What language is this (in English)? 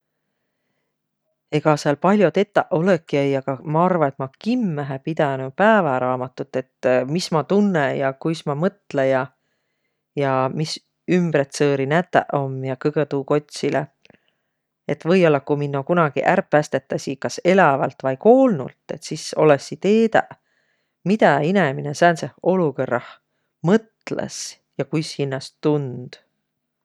Võro